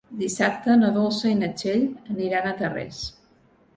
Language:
Catalan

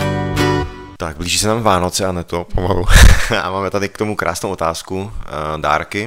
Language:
Czech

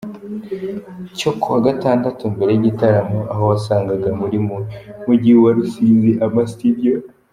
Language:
Kinyarwanda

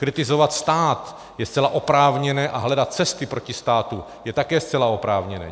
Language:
Czech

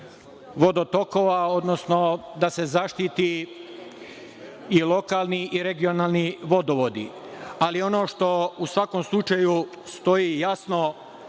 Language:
Serbian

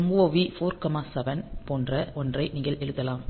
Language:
Tamil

